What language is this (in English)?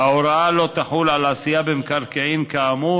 Hebrew